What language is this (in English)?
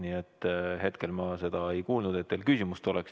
Estonian